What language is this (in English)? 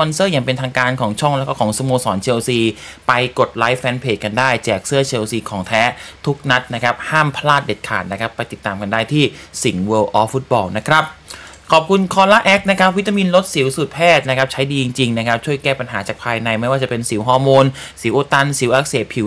Thai